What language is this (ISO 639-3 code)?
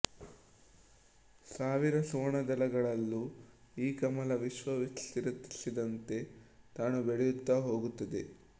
kan